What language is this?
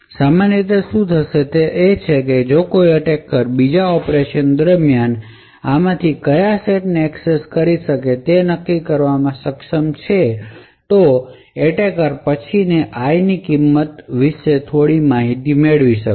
Gujarati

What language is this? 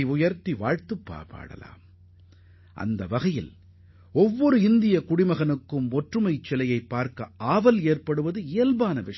Tamil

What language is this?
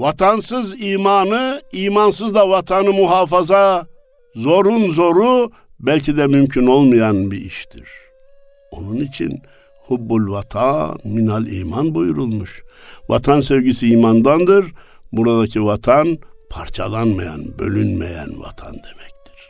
Turkish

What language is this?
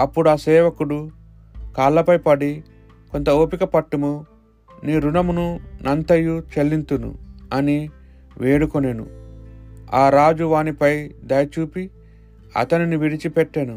Telugu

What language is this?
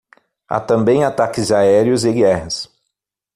Portuguese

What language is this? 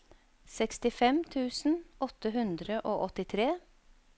Norwegian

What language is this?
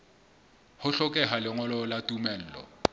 Southern Sotho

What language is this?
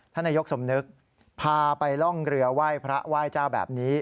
Thai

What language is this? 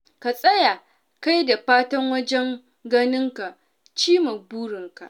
Hausa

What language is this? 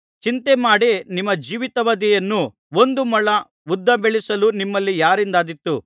Kannada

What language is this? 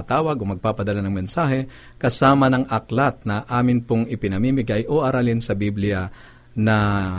Filipino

